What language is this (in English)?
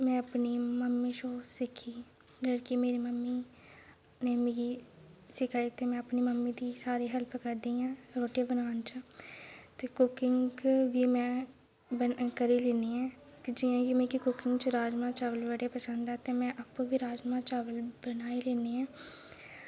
Dogri